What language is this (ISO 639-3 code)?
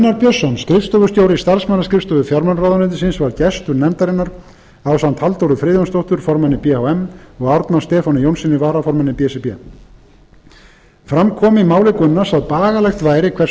isl